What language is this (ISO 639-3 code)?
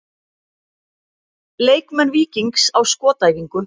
isl